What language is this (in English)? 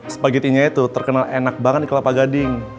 Indonesian